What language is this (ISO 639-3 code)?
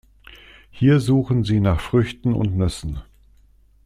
deu